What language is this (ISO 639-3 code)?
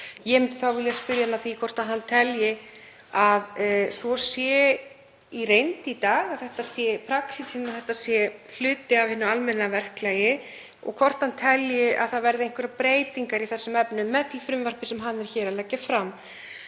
isl